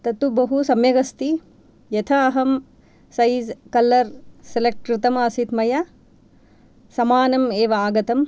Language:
Sanskrit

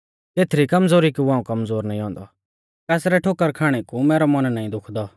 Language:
Mahasu Pahari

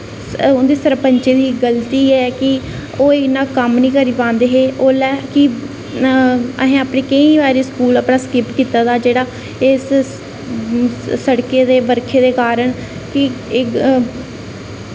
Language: Dogri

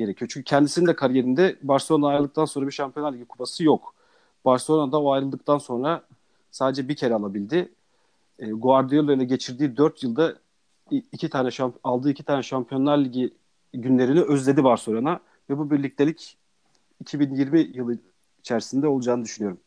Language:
Turkish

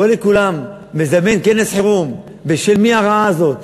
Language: Hebrew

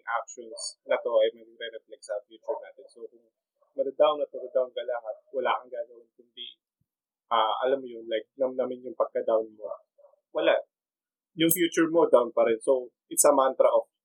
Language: Filipino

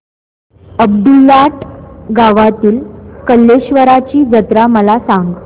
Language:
Marathi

